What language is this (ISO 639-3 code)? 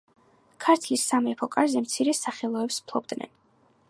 kat